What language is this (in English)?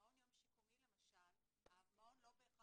Hebrew